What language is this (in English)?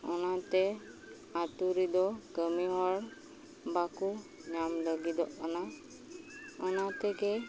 Santali